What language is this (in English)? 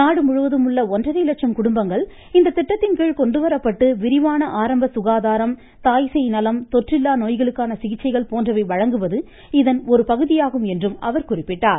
Tamil